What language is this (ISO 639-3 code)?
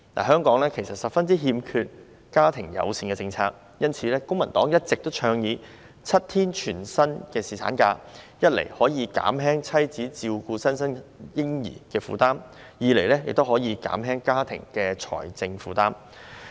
yue